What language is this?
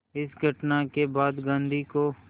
Hindi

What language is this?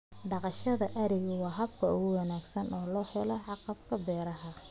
Somali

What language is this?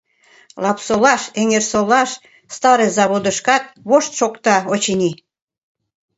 Mari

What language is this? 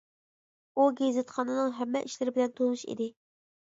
Uyghur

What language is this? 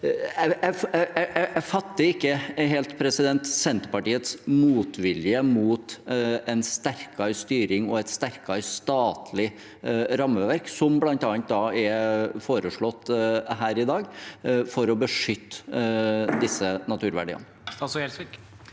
Norwegian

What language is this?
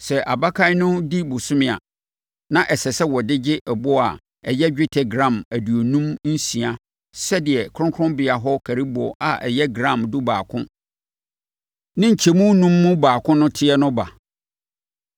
Akan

